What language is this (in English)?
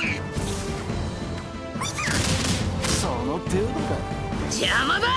Japanese